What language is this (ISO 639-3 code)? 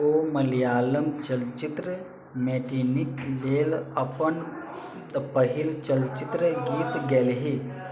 mai